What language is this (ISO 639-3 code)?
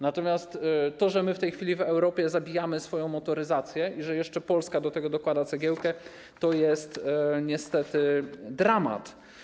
pol